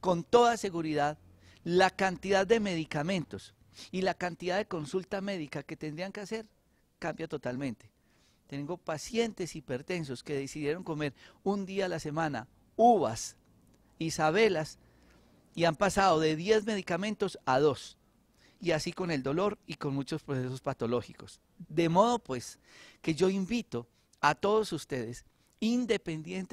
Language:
Spanish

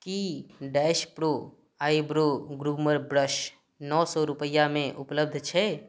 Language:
Maithili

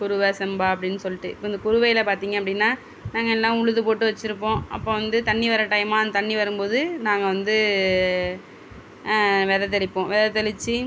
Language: Tamil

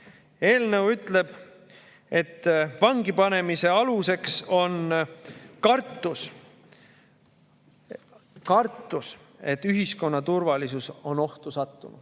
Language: Estonian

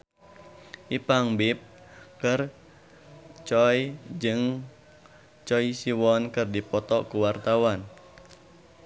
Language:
Sundanese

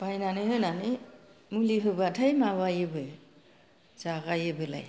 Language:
Bodo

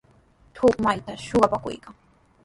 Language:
Sihuas Ancash Quechua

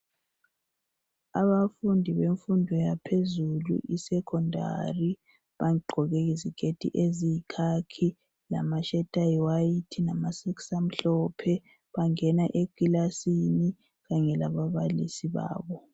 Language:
North Ndebele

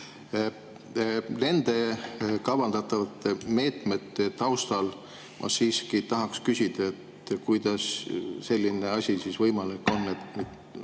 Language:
Estonian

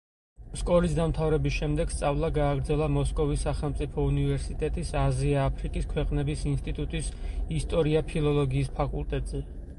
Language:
Georgian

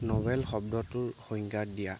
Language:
Assamese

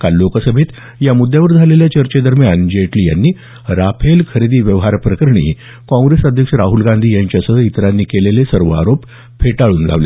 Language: Marathi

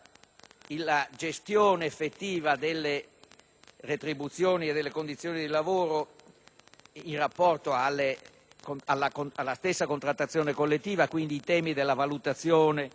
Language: Italian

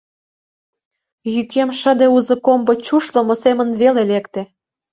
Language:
Mari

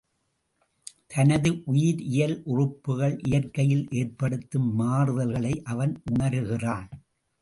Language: Tamil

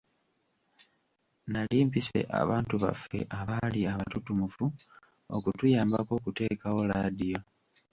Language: Ganda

